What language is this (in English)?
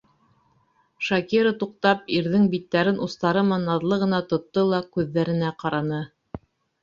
Bashkir